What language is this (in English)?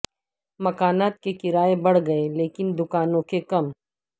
Urdu